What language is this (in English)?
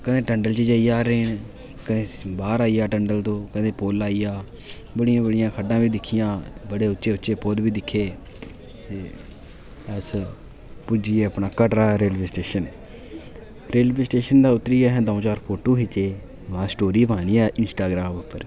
Dogri